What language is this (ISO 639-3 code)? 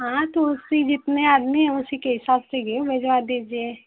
hin